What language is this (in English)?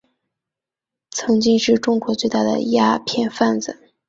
Chinese